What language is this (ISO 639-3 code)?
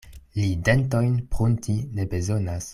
epo